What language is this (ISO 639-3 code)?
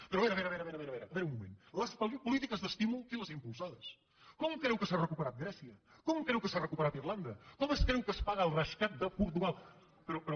cat